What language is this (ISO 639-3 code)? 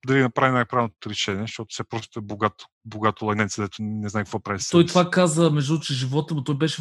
bul